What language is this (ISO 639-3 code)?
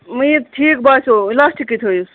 kas